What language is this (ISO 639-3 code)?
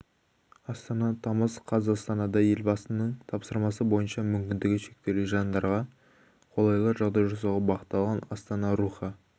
kaz